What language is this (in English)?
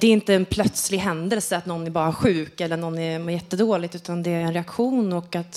Swedish